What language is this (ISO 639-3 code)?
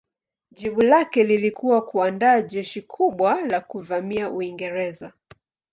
swa